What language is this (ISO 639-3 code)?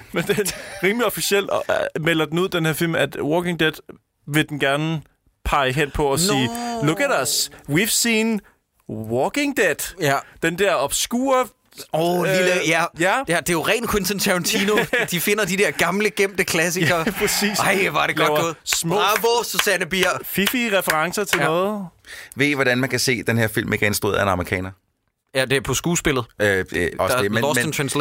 dan